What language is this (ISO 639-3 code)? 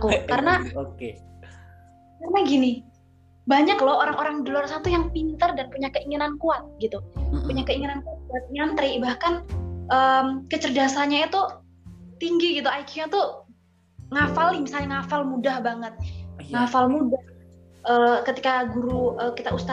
ind